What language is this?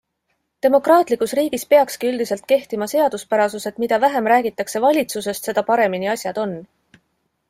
Estonian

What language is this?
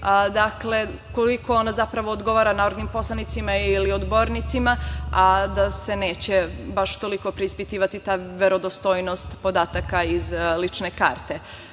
Serbian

